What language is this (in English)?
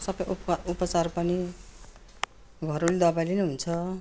Nepali